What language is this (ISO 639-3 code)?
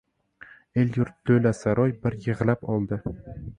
uzb